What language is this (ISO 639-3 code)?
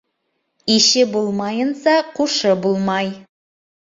bak